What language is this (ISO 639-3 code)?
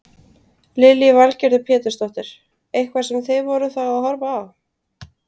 isl